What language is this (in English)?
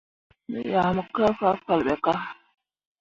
Mundang